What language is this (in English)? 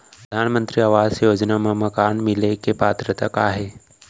Chhattisgarhi